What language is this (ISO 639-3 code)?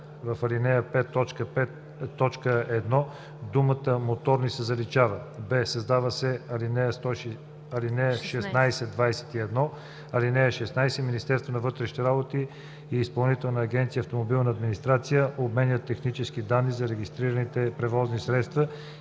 bul